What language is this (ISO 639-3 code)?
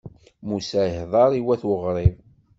kab